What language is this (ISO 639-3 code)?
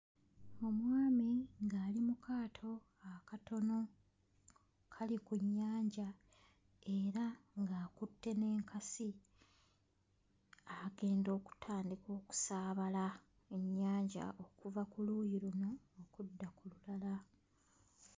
lug